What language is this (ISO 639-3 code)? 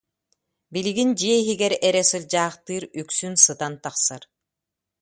sah